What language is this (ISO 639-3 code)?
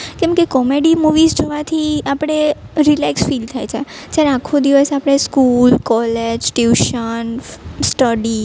guj